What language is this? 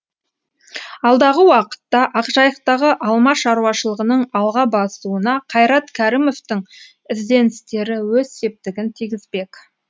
Kazakh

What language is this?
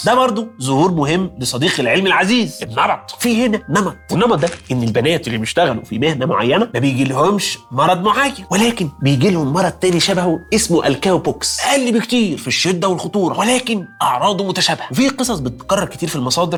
Arabic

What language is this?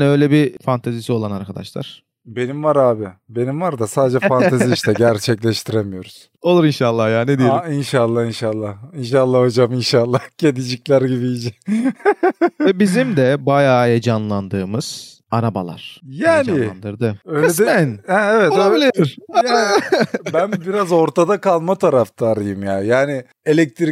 Turkish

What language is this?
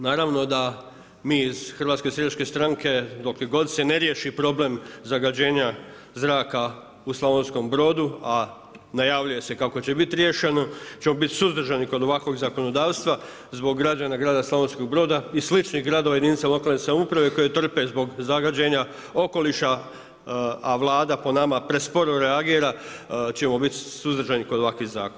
Croatian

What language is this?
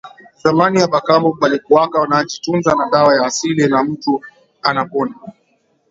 Swahili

